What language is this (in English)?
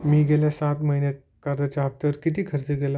Marathi